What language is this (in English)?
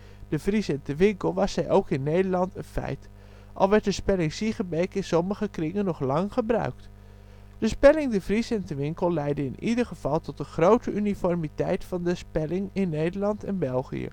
Dutch